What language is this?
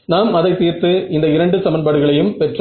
Tamil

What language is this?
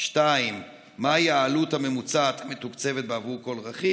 Hebrew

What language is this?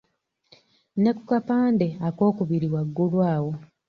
Ganda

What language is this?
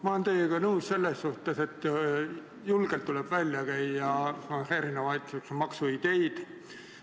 Estonian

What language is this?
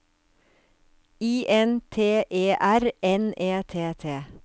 Norwegian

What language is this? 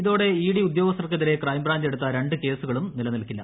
Malayalam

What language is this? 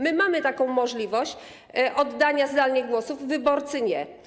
Polish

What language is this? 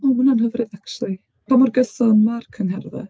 Welsh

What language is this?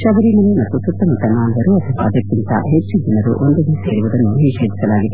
Kannada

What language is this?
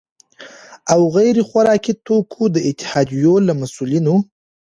Pashto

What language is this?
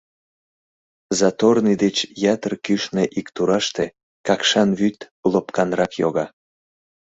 Mari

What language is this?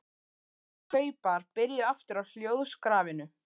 Icelandic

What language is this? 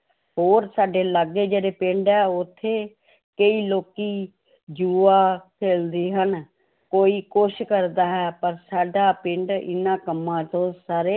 Punjabi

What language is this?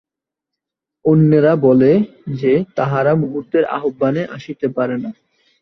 Bangla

